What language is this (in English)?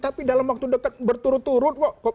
Indonesian